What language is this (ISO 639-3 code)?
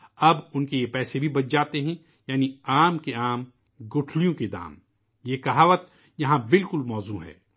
urd